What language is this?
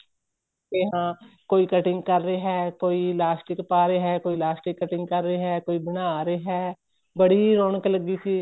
Punjabi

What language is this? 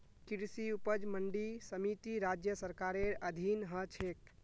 Magahi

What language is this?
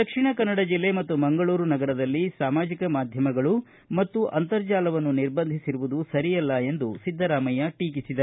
Kannada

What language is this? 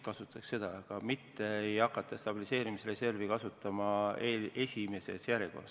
Estonian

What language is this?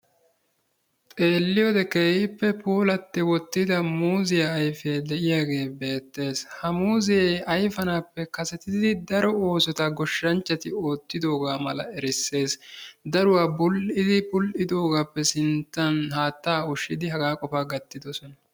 Wolaytta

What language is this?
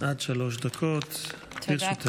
Hebrew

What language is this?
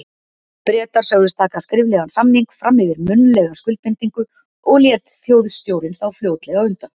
Icelandic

